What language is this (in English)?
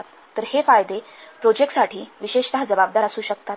Marathi